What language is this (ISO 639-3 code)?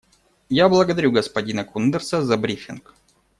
rus